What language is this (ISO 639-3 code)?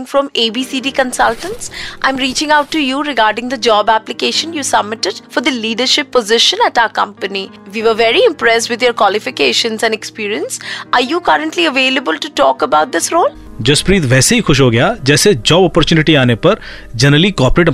hin